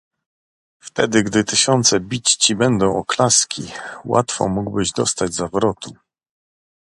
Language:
Polish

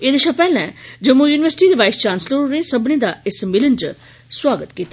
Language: Dogri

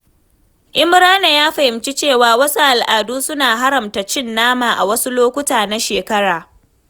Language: Hausa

